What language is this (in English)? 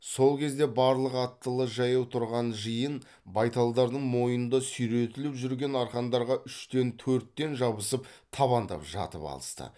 Kazakh